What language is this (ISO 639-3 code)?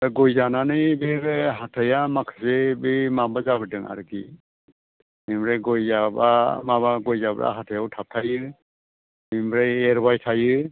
brx